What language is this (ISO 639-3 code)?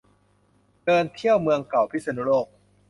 tha